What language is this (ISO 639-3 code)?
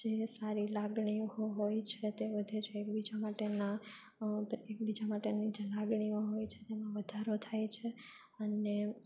guj